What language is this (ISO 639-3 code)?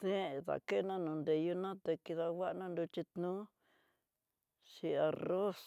mtx